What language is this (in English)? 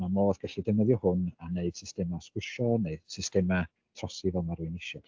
Welsh